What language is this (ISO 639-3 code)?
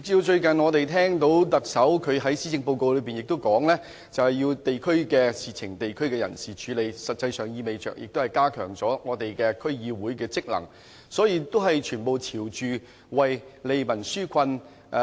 yue